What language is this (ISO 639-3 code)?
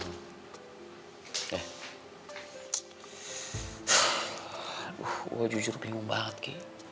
ind